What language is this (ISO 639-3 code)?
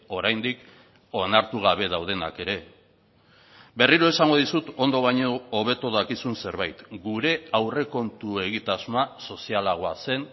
eus